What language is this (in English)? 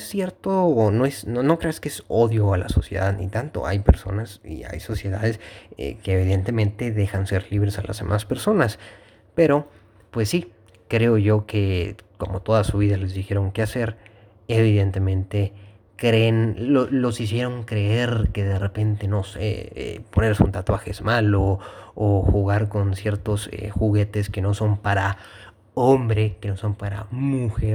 Spanish